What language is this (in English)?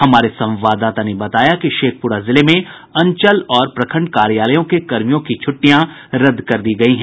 Hindi